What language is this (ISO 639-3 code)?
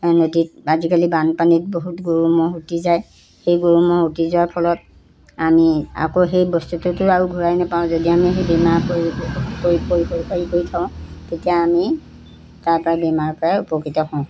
asm